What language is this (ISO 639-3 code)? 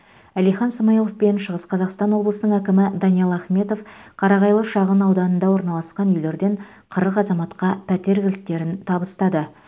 kaz